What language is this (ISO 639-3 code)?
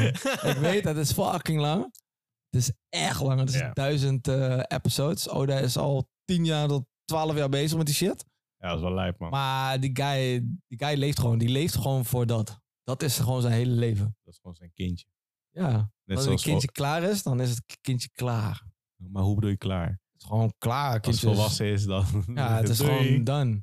nld